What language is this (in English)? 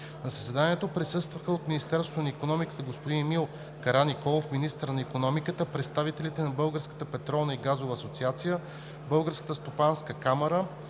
Bulgarian